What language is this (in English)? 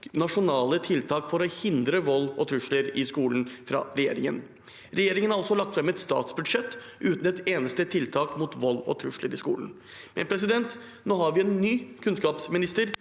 Norwegian